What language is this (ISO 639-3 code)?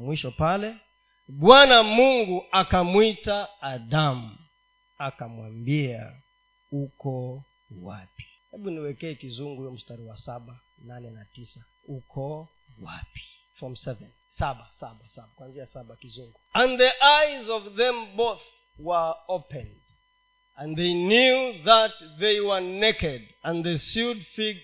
swa